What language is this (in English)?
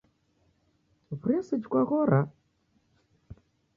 Taita